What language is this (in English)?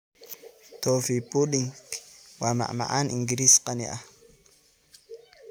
Somali